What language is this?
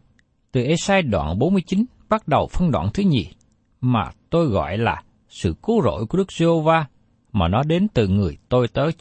Vietnamese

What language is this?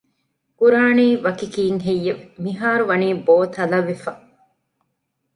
Divehi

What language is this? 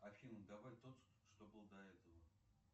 Russian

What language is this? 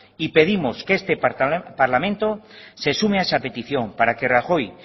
Spanish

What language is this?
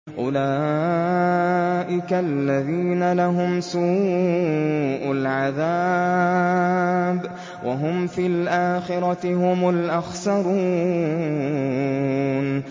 Arabic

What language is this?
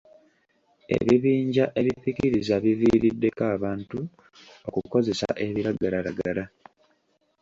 Ganda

